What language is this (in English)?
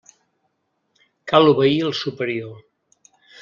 Catalan